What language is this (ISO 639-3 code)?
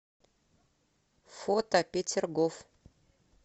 rus